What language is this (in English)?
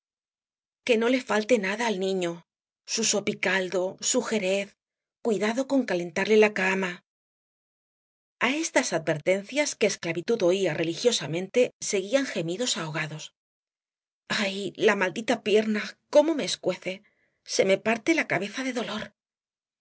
Spanish